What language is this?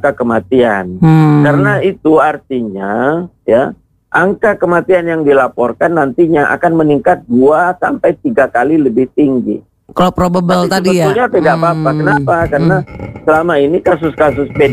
Indonesian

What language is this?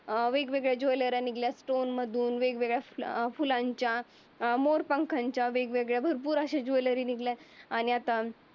Marathi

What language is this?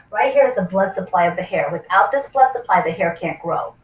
English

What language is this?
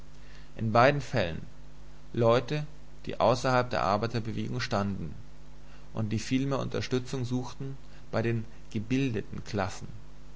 German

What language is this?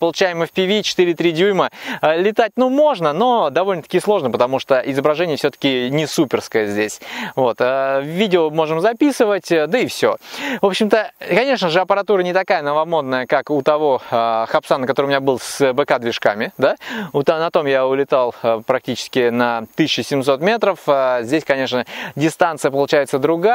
Russian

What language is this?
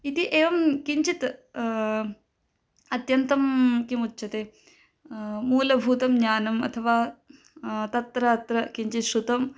Sanskrit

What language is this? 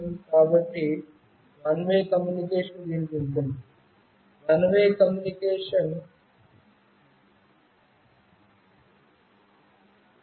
Telugu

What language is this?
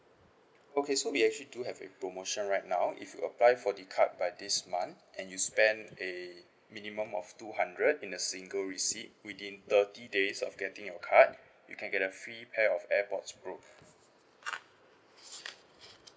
English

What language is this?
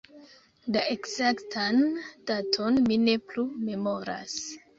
Esperanto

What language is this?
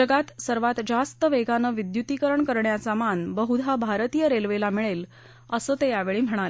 Marathi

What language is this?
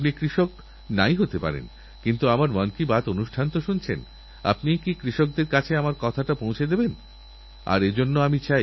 Bangla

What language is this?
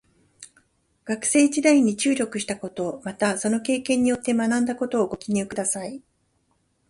Japanese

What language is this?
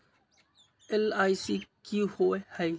Magahi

